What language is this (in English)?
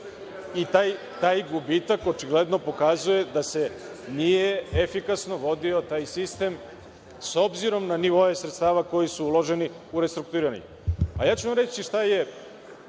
Serbian